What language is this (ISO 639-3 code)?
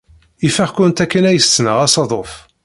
kab